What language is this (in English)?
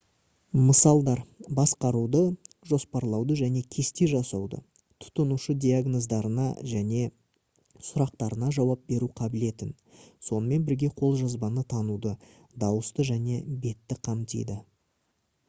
Kazakh